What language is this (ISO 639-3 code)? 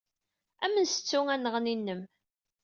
kab